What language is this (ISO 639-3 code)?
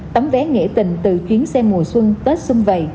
vie